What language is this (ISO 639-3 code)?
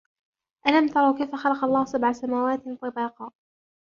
ara